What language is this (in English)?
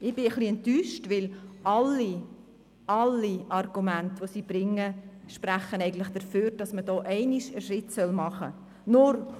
Swiss German